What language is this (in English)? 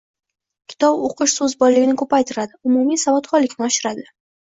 Uzbek